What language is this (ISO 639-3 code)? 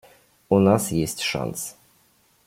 rus